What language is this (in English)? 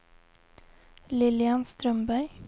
Swedish